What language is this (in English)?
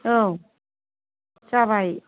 Bodo